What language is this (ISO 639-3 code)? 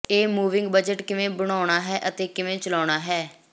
pan